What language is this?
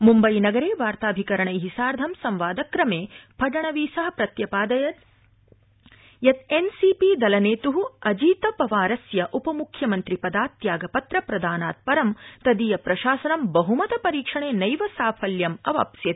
Sanskrit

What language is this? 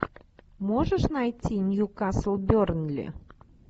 Russian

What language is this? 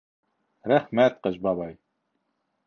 Bashkir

